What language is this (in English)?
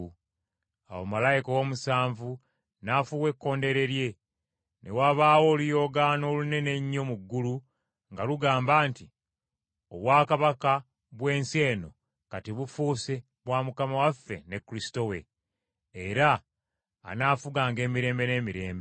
Ganda